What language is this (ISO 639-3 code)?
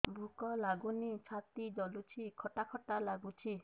ori